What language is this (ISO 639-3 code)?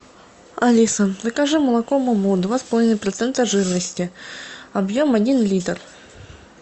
rus